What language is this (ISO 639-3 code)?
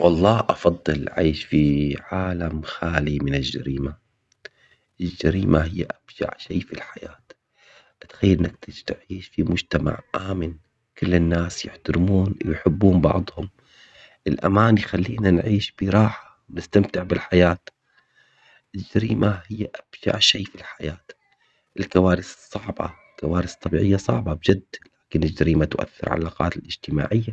acx